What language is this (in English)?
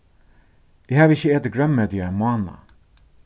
Faroese